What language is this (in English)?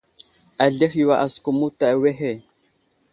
Wuzlam